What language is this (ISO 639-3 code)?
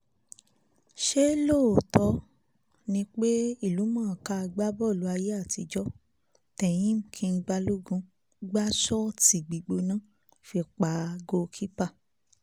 yor